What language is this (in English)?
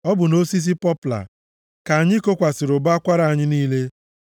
Igbo